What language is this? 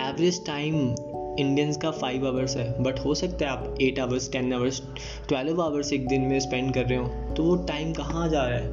Hindi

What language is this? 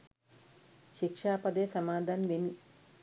Sinhala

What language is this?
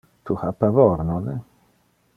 Interlingua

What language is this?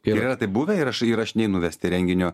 Lithuanian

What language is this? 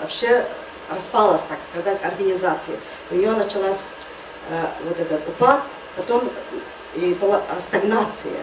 Russian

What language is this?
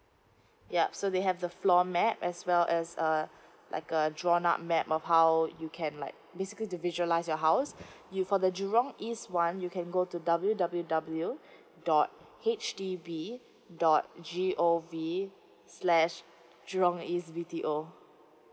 English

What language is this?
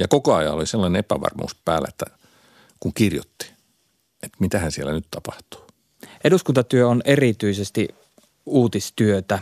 Finnish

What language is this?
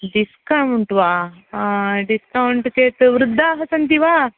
Sanskrit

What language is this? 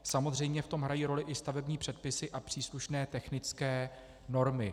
Czech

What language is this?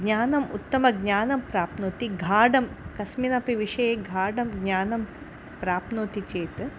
Sanskrit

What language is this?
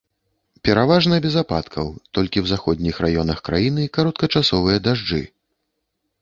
Belarusian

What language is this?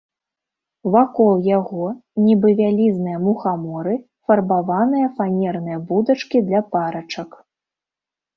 Belarusian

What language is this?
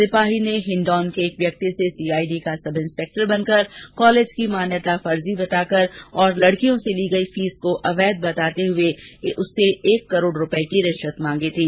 Hindi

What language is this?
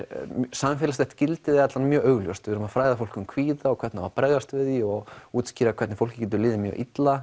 Icelandic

